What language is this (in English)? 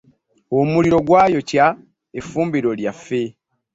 Ganda